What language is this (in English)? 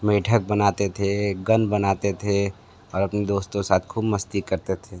Hindi